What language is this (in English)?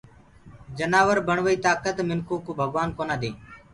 Gurgula